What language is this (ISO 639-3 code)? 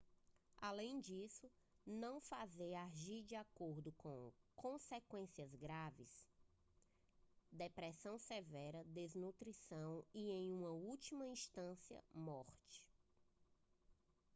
por